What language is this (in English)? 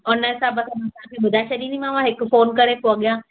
Sindhi